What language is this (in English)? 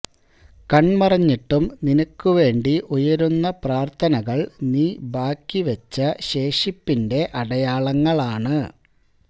Malayalam